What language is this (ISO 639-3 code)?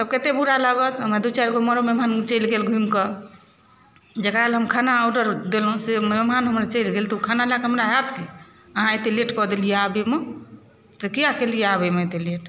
mai